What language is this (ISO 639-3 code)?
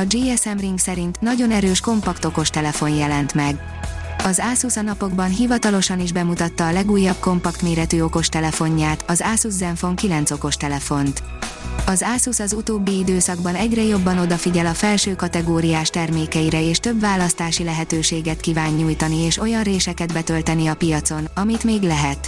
hun